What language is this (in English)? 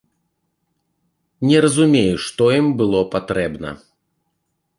Belarusian